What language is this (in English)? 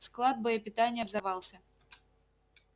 Russian